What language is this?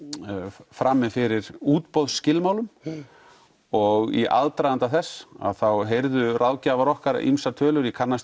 Icelandic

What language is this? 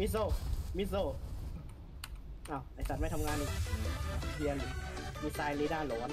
Thai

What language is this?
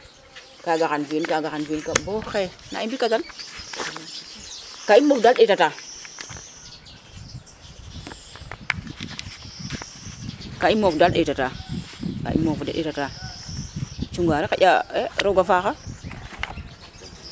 Serer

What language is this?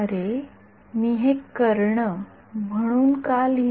Marathi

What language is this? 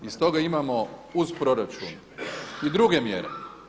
Croatian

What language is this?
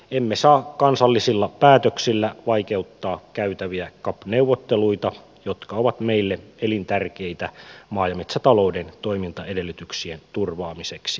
Finnish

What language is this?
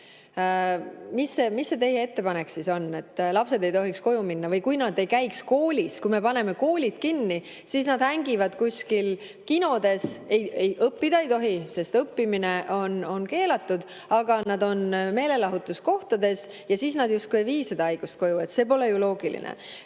Estonian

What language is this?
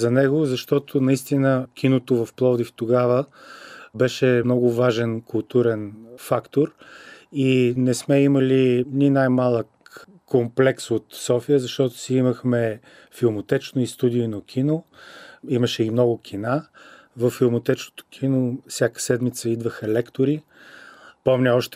Bulgarian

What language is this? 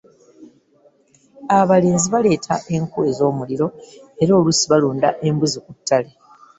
Ganda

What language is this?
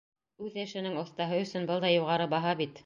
Bashkir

